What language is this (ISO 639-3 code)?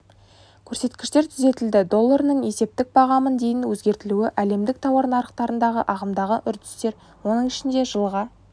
kaz